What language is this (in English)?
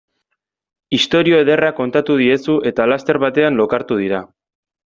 Basque